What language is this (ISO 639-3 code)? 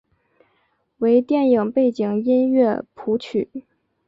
zho